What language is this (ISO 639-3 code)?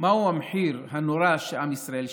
heb